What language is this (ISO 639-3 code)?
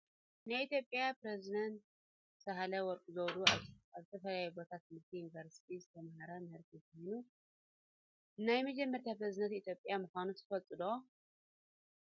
tir